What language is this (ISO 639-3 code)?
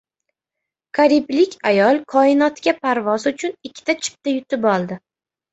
uzb